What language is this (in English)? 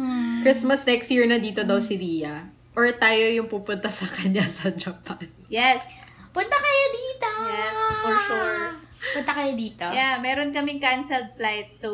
Filipino